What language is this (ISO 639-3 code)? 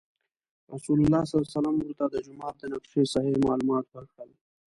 pus